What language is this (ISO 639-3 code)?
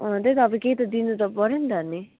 nep